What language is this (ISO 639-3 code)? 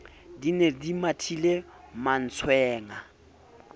sot